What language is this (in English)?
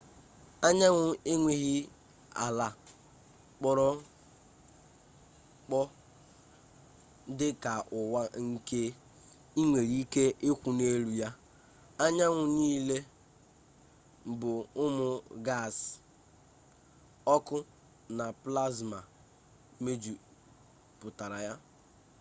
Igbo